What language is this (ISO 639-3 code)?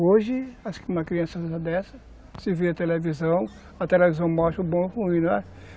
por